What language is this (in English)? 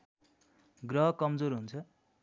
Nepali